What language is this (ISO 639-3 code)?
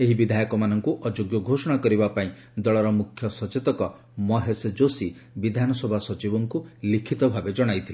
ori